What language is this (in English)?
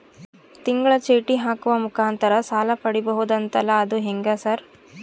Kannada